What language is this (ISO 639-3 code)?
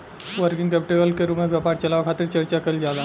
bho